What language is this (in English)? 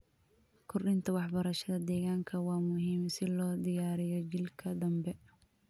Somali